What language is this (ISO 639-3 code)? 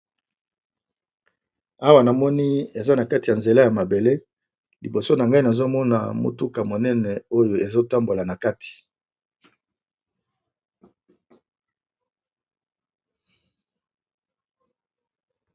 lin